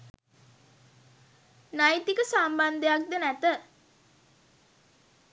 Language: Sinhala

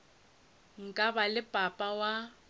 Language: Northern Sotho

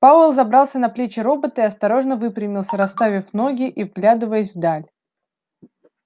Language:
Russian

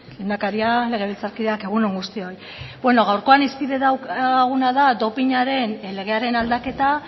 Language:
Basque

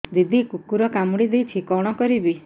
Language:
Odia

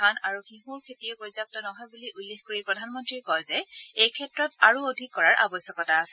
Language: Assamese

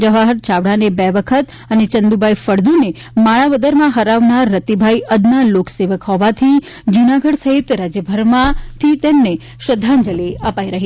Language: Gujarati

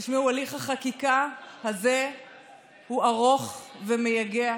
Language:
Hebrew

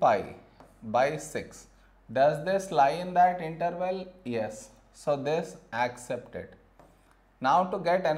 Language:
English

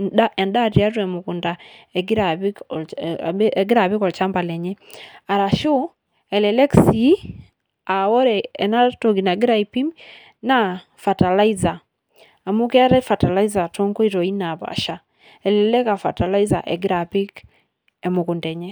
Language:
Masai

